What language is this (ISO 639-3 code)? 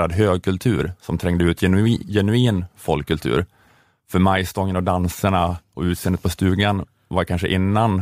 swe